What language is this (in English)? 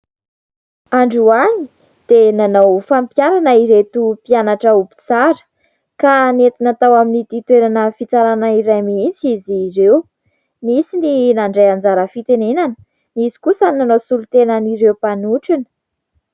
Malagasy